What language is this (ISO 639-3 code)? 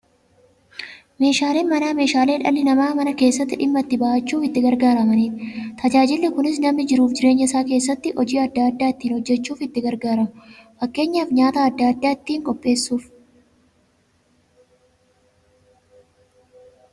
orm